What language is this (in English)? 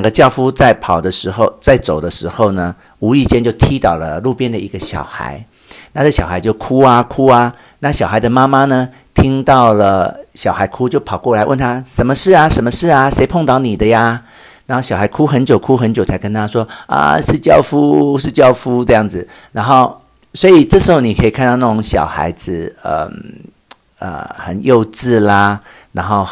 Chinese